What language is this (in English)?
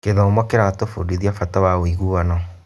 Kikuyu